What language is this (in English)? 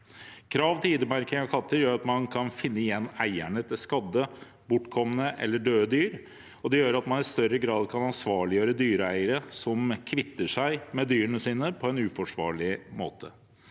Norwegian